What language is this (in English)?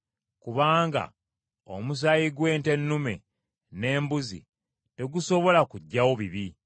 Ganda